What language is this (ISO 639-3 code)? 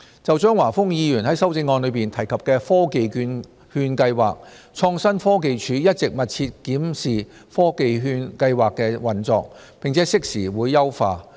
yue